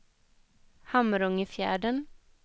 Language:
Swedish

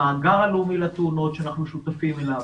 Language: Hebrew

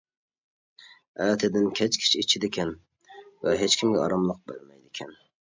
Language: Uyghur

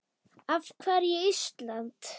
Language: Icelandic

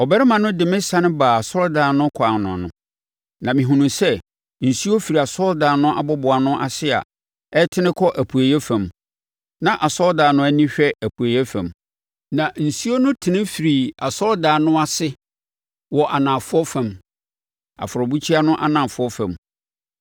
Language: Akan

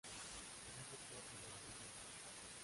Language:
Spanish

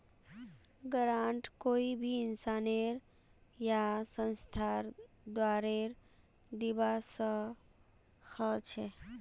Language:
Magahi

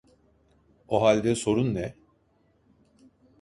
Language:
Turkish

